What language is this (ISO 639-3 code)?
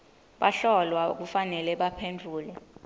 ssw